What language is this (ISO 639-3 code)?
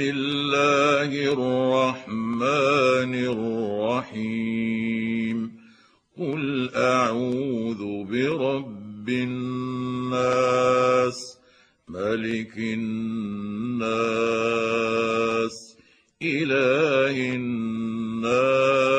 ara